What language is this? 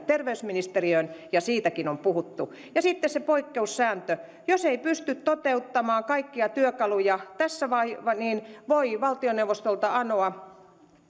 Finnish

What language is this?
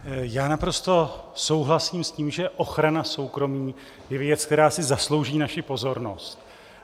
Czech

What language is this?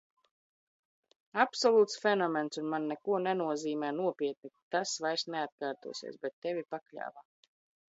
Latvian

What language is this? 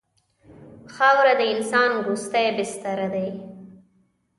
Pashto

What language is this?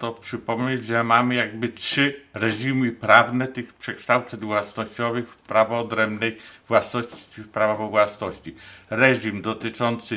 Polish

